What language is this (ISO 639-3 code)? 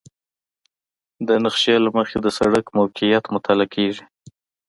pus